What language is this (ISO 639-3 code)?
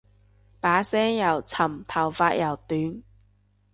yue